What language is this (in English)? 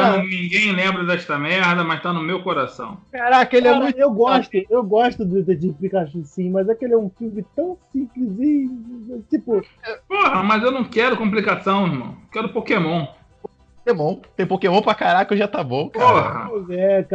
Portuguese